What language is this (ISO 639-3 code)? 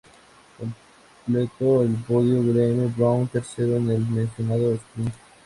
spa